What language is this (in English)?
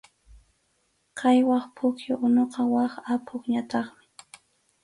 Arequipa-La Unión Quechua